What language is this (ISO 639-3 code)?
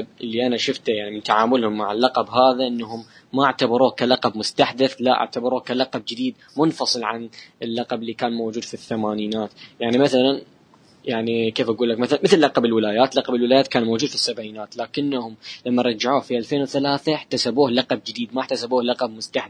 ara